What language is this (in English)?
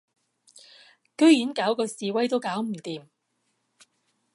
Cantonese